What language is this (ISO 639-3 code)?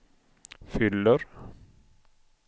swe